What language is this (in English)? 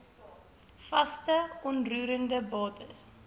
Afrikaans